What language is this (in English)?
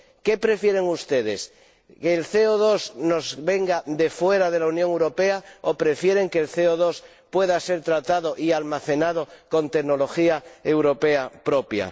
Spanish